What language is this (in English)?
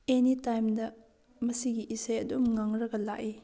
Manipuri